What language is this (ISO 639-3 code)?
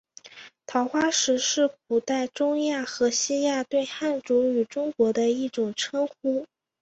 zho